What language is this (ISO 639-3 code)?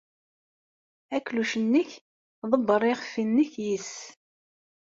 kab